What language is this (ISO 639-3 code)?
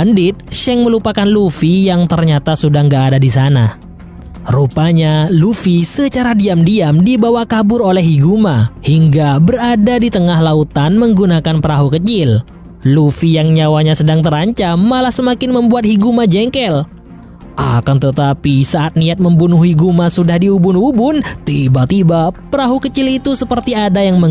ind